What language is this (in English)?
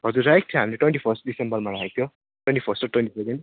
Nepali